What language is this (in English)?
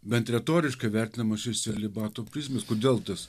Lithuanian